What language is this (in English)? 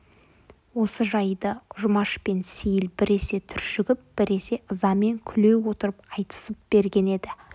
Kazakh